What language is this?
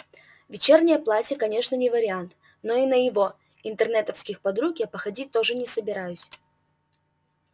Russian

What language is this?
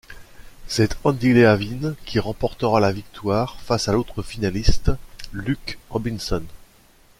French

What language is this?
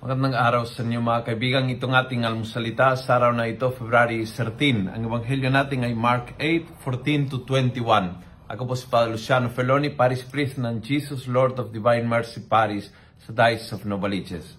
Filipino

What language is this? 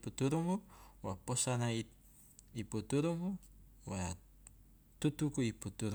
Loloda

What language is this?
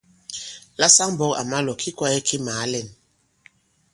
Bankon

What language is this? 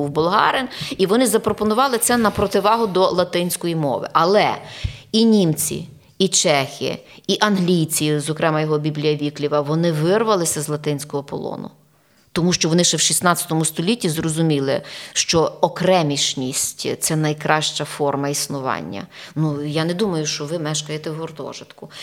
Ukrainian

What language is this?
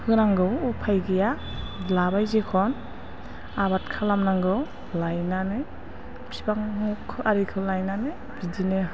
Bodo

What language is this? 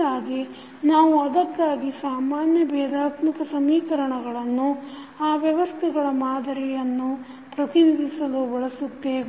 Kannada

